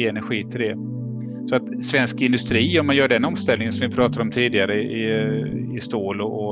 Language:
Swedish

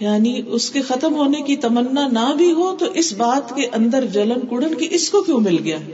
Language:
Urdu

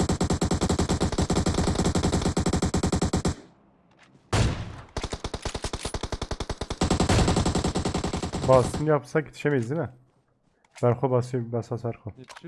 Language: Turkish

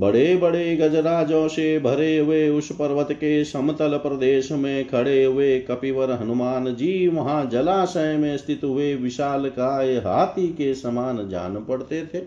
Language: Hindi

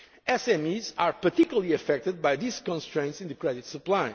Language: English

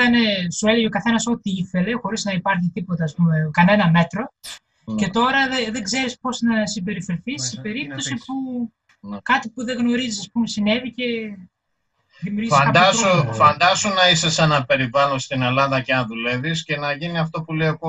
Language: Greek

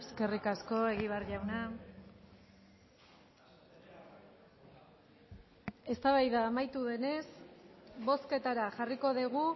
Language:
Basque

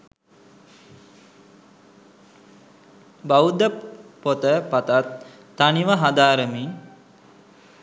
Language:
Sinhala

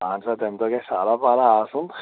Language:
Kashmiri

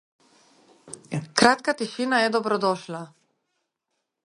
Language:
Slovenian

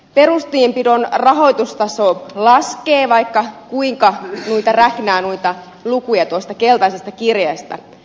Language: Finnish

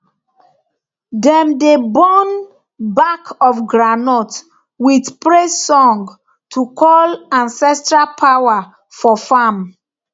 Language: Nigerian Pidgin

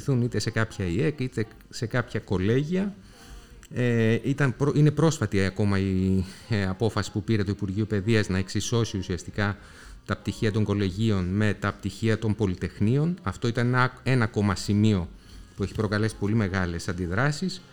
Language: Greek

